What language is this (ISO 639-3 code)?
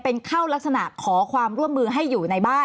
tha